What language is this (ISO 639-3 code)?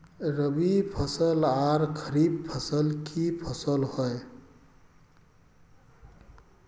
mag